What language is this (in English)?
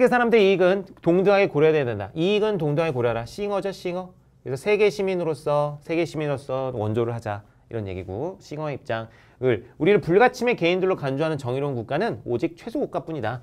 Korean